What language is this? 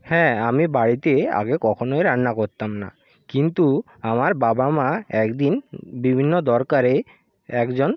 Bangla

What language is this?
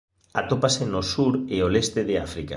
Galician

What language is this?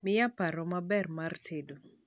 Luo (Kenya and Tanzania)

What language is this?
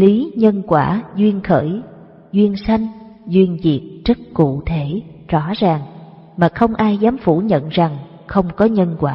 Vietnamese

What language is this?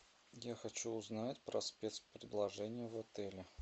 Russian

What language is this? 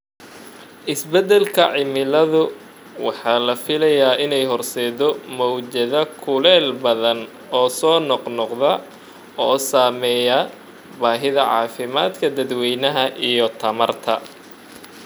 Somali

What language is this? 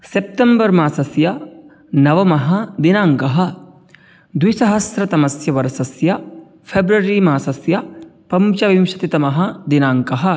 Sanskrit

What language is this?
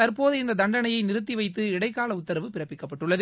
Tamil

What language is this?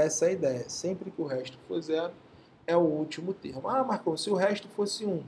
Portuguese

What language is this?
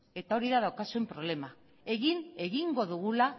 Basque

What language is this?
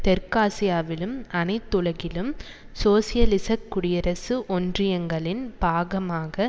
Tamil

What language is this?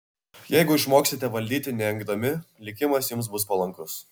Lithuanian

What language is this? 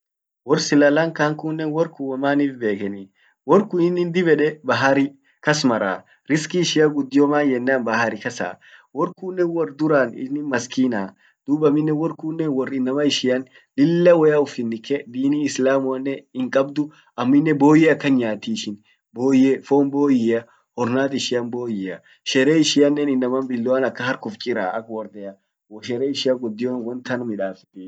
Orma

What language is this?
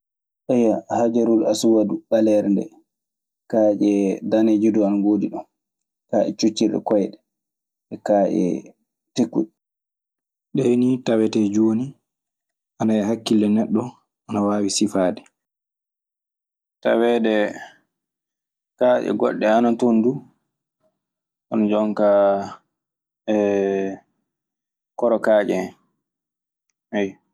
Maasina Fulfulde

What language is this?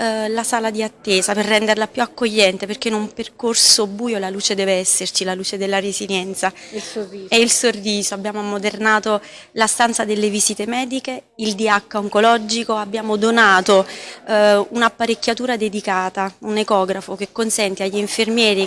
Italian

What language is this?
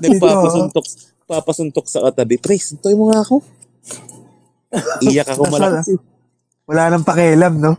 Filipino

